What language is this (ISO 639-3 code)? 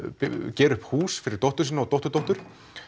isl